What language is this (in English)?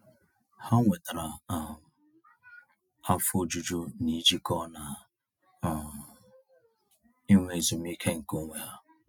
Igbo